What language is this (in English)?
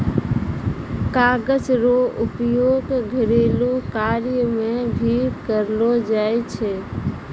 Maithili